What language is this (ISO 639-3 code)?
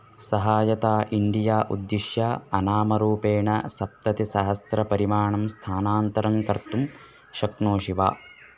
san